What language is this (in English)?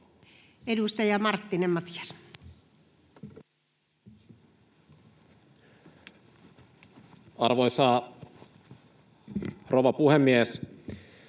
Finnish